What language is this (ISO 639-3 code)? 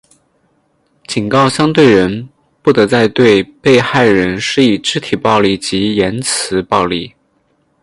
zho